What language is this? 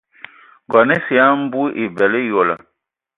Ewondo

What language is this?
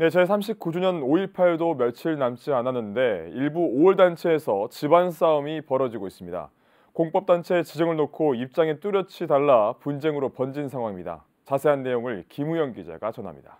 Korean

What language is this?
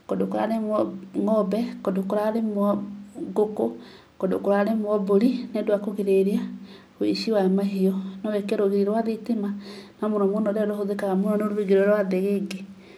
Kikuyu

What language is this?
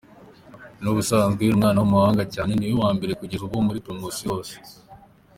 Kinyarwanda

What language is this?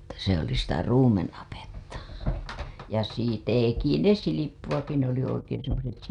Finnish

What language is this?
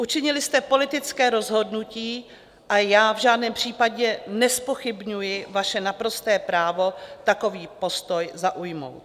Czech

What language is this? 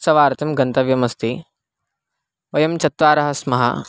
Sanskrit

